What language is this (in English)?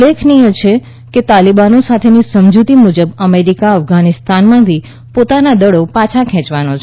Gujarati